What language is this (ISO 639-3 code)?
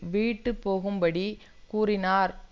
tam